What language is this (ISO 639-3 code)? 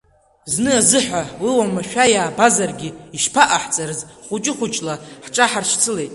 abk